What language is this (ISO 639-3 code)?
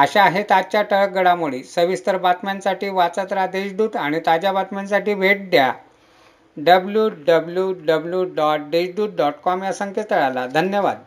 mar